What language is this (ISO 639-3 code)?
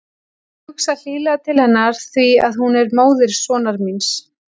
isl